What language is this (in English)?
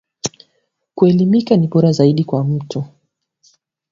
Swahili